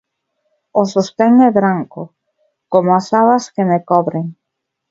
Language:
Galician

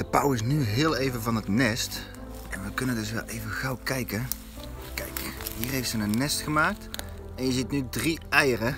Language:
Dutch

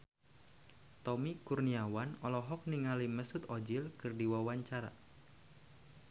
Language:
Sundanese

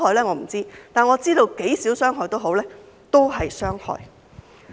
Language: Cantonese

